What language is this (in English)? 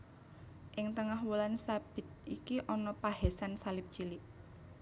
Javanese